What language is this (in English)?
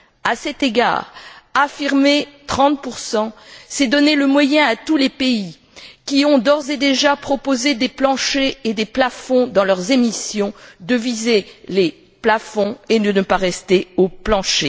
French